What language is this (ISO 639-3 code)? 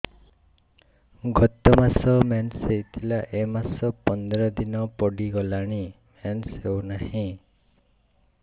ori